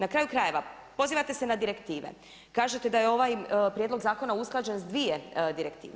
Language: Croatian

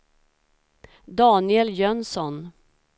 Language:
Swedish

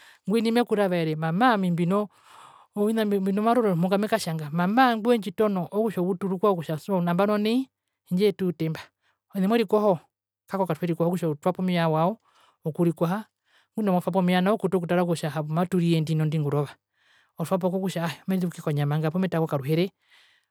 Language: Herero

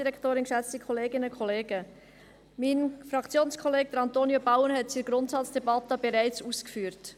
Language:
Swiss German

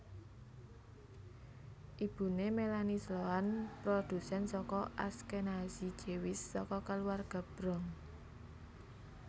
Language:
Javanese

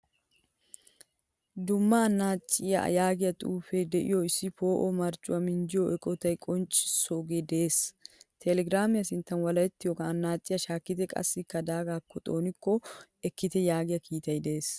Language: Wolaytta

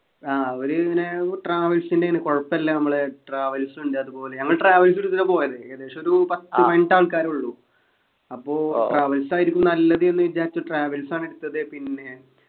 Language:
Malayalam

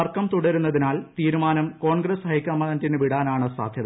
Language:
Malayalam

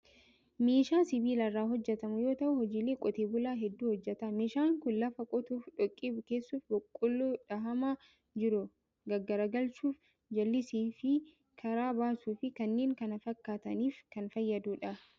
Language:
Oromo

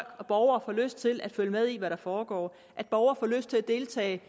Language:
Danish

